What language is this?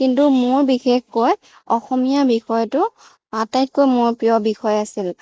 Assamese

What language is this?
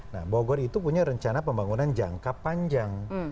Indonesian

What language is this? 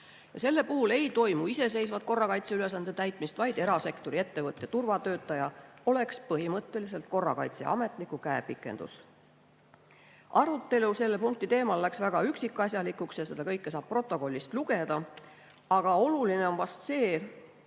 Estonian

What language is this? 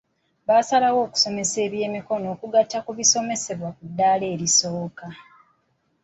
Ganda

